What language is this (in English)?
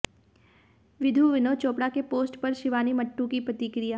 Hindi